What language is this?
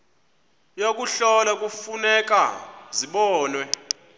Xhosa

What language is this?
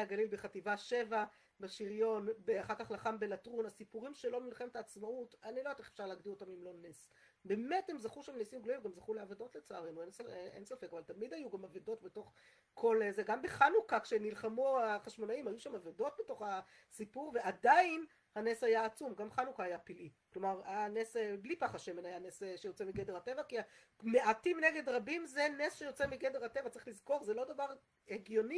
Hebrew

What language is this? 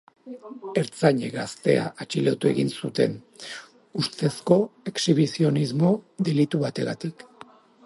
Basque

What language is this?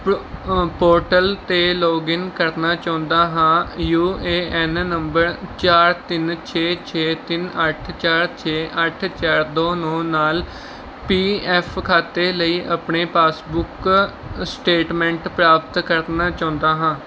Punjabi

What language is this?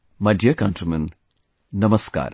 English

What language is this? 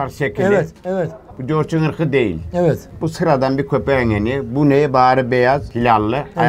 Turkish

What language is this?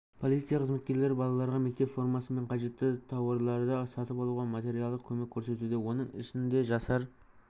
Kazakh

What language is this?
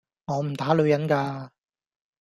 Cantonese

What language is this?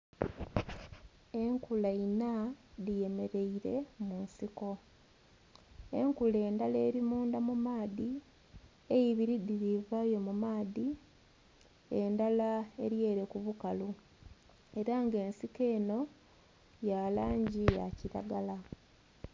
Soga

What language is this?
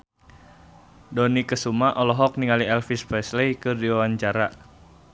Sundanese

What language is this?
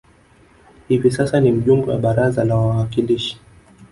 Swahili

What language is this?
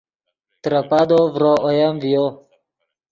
Yidgha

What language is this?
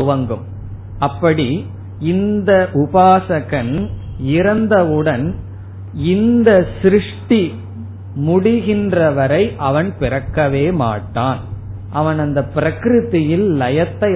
Tamil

